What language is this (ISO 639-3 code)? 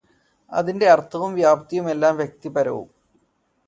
mal